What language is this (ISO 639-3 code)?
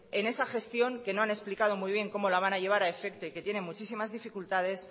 spa